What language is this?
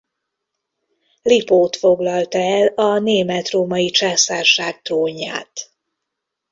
Hungarian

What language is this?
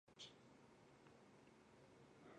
Chinese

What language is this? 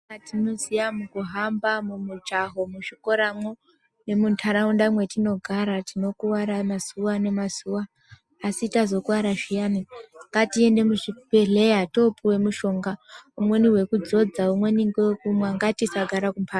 Ndau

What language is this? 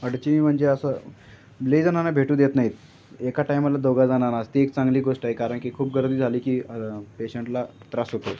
Marathi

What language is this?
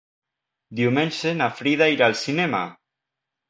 Catalan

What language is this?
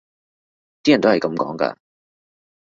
Cantonese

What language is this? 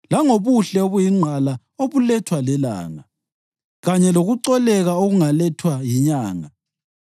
North Ndebele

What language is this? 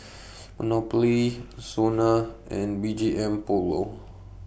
English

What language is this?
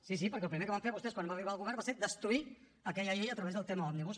Catalan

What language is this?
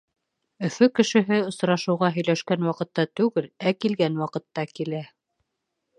Bashkir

